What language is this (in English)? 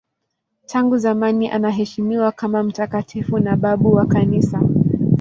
Swahili